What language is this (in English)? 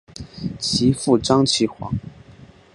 Chinese